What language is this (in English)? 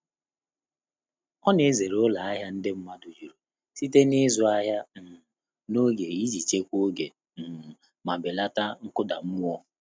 Igbo